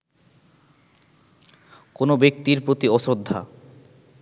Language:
Bangla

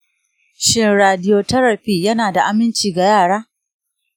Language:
Hausa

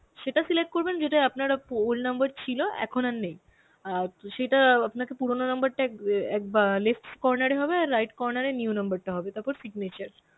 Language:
Bangla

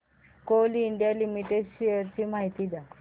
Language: Marathi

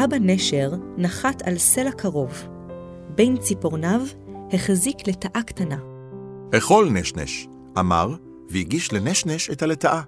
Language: Hebrew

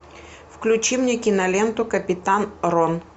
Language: Russian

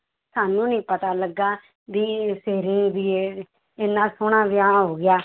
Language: Punjabi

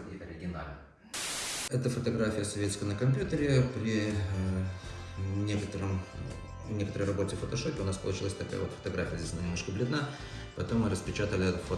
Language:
Russian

